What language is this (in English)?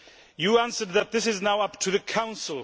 English